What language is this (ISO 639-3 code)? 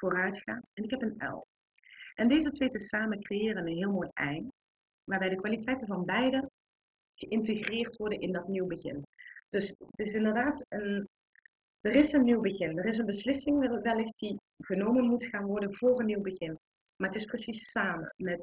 nld